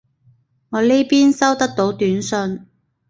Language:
Cantonese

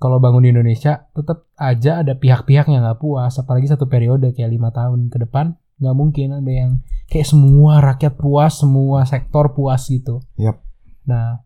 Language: Indonesian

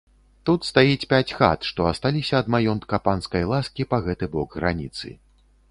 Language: Belarusian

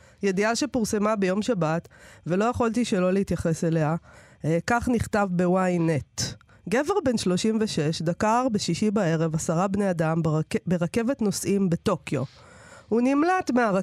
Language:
Hebrew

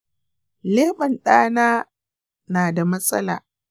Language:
Hausa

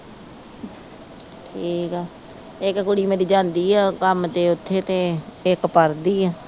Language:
Punjabi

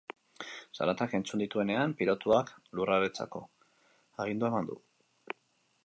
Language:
Basque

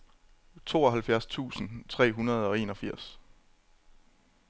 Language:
Danish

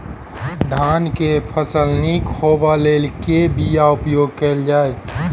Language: Maithili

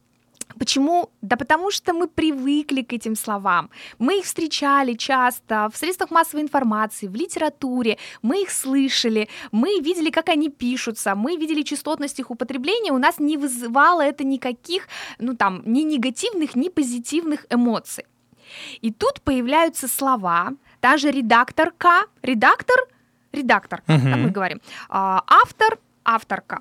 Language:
Russian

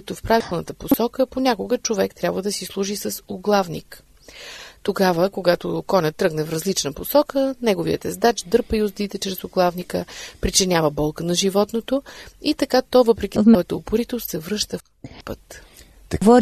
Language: Bulgarian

